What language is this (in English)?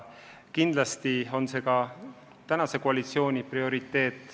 Estonian